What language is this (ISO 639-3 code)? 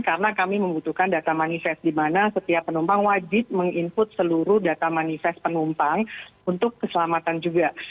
ind